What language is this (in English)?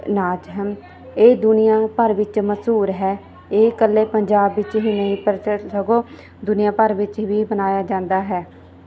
Punjabi